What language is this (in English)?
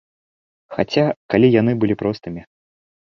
Belarusian